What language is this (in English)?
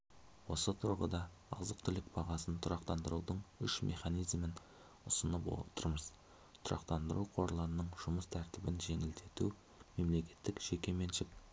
Kazakh